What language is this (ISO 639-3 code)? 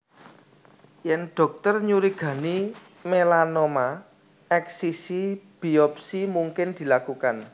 jav